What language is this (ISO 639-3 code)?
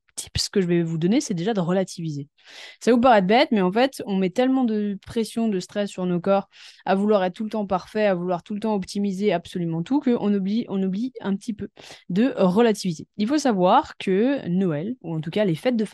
fra